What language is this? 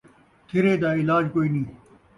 Saraiki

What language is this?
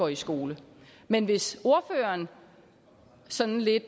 Danish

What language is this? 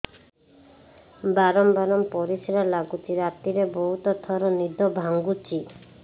Odia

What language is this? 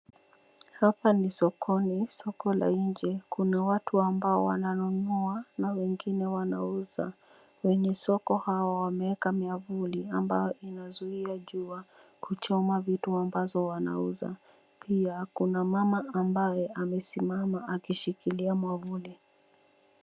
Swahili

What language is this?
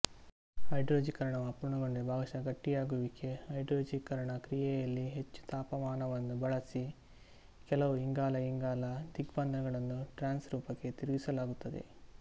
Kannada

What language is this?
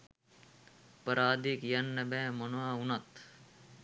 Sinhala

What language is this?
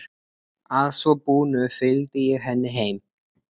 Icelandic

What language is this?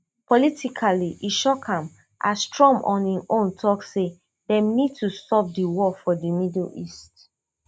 Nigerian Pidgin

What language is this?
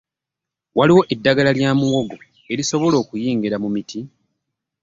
Ganda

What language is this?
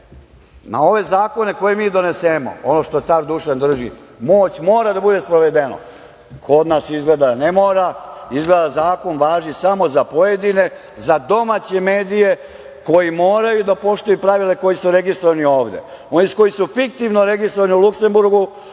Serbian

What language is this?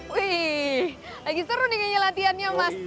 Indonesian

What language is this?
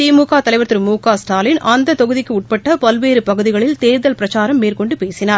Tamil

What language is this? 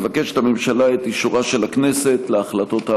Hebrew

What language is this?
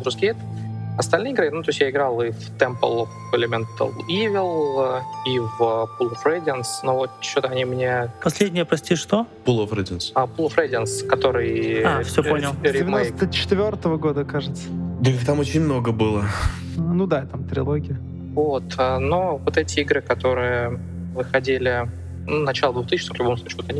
Russian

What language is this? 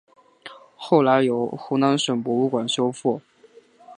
Chinese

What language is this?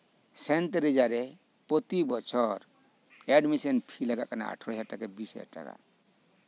Santali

